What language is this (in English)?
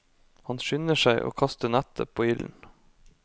Norwegian